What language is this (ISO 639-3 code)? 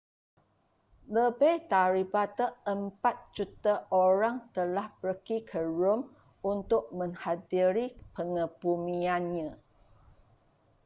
msa